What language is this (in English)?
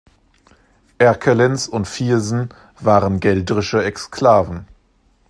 German